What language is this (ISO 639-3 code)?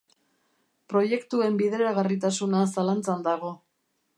eus